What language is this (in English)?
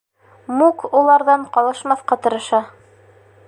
Bashkir